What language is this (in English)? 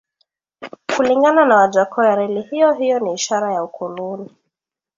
Swahili